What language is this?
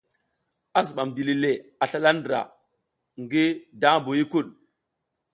South Giziga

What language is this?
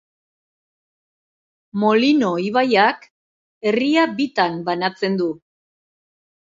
Basque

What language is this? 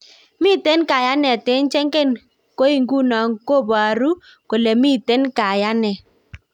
Kalenjin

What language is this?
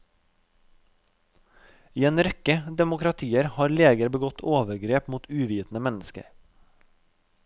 Norwegian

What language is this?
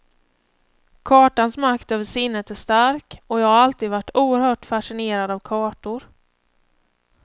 Swedish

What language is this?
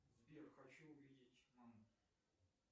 Russian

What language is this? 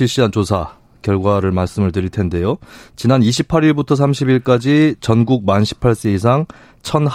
Korean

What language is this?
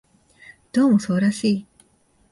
Japanese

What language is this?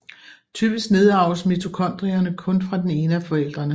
Danish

